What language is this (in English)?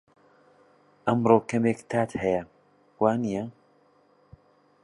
Central Kurdish